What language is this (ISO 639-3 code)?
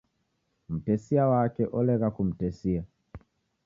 dav